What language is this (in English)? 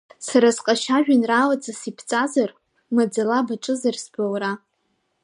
Abkhazian